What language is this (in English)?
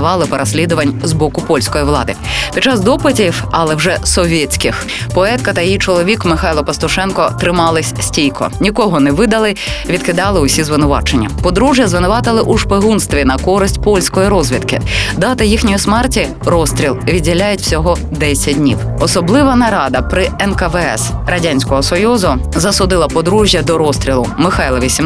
Ukrainian